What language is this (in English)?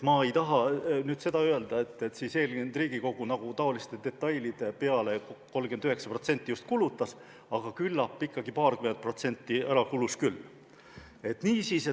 Estonian